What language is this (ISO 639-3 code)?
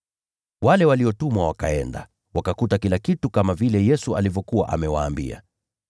swa